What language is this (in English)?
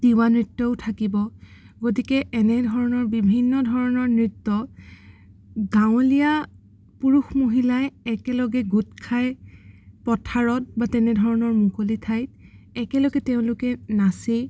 Assamese